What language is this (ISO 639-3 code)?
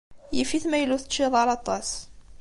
kab